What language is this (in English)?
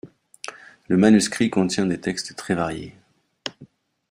French